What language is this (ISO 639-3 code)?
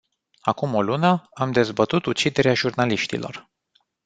ron